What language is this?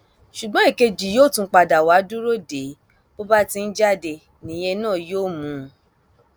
Yoruba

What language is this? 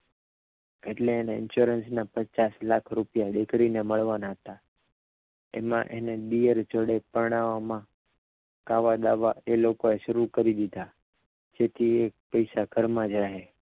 Gujarati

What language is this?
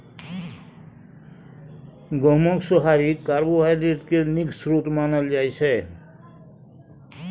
Maithili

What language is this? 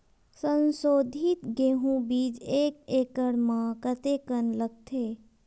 Chhattisgarhi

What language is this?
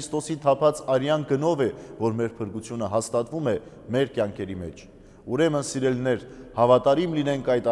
Romanian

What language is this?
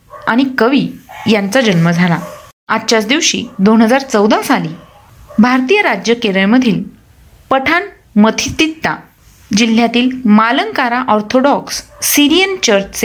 Marathi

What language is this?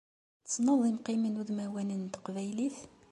Kabyle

